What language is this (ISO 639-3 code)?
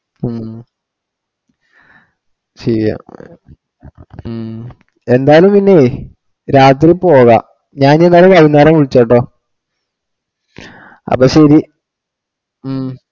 mal